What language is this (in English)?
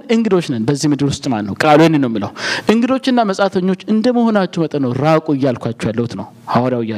Amharic